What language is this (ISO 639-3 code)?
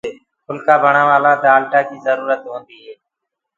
ggg